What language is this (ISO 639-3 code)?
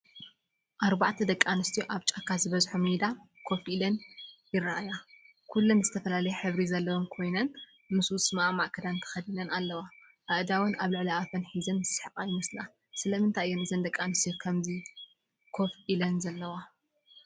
tir